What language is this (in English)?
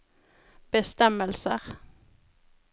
Norwegian